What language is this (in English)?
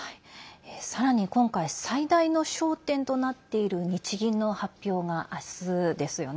Japanese